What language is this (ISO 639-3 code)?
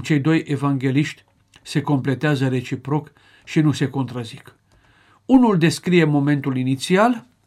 ron